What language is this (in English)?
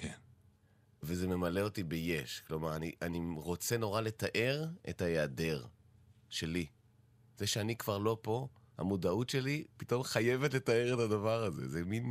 Hebrew